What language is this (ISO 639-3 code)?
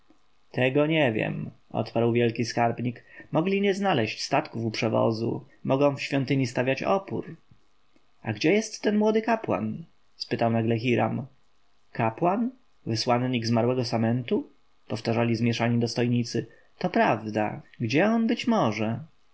pol